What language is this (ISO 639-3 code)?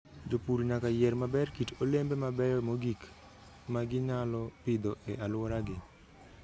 luo